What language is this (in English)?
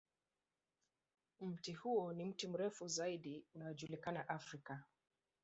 Swahili